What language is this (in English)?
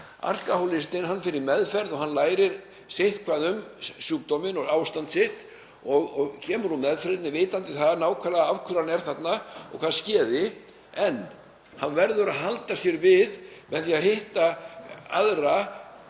Icelandic